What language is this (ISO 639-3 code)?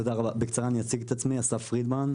heb